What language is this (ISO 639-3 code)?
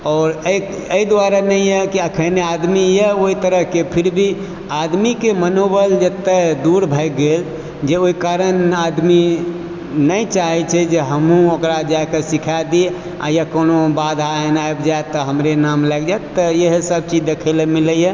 mai